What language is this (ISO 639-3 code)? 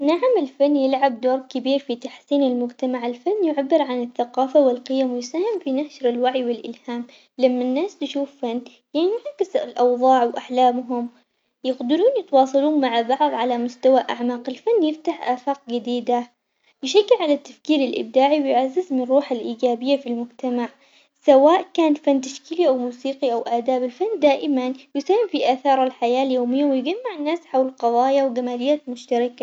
acx